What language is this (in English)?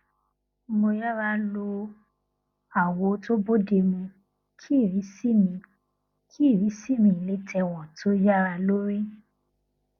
Yoruba